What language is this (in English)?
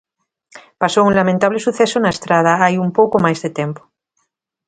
Galician